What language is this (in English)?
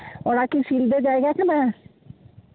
Santali